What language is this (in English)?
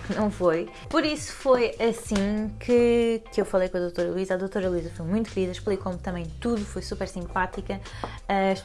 Portuguese